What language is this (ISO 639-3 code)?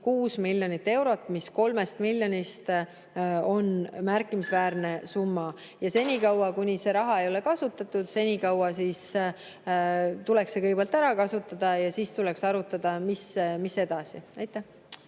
est